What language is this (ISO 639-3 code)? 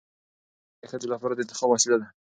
pus